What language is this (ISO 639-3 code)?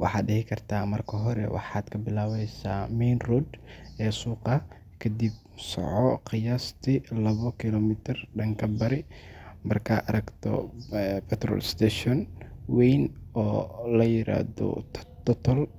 som